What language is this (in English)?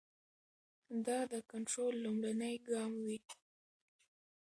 Pashto